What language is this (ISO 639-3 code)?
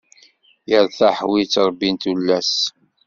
kab